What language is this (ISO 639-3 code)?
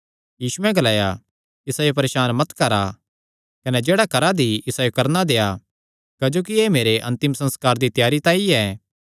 xnr